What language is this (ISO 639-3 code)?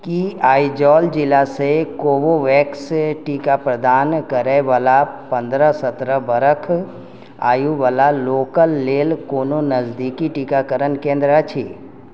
mai